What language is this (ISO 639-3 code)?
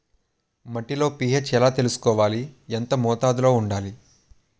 tel